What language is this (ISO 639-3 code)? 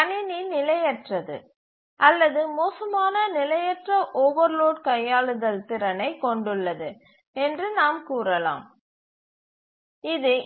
tam